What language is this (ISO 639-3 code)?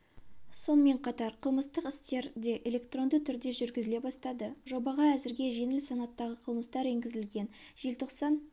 kaz